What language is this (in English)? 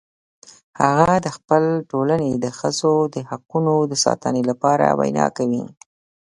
Pashto